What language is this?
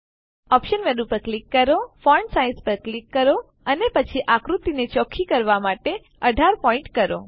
Gujarati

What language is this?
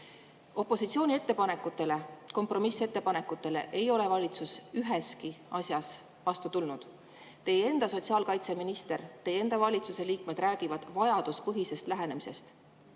Estonian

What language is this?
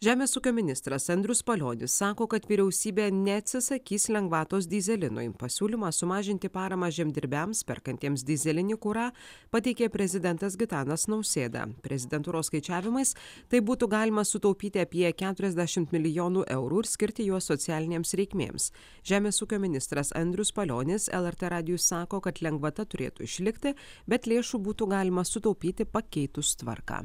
Lithuanian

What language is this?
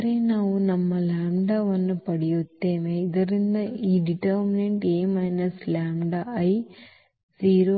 Kannada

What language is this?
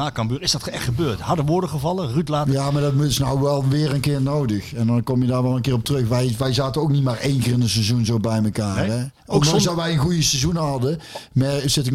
Dutch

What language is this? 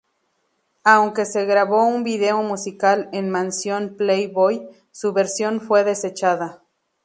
Spanish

